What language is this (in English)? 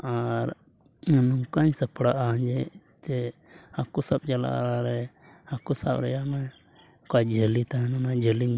Santali